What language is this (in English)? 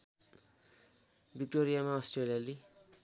Nepali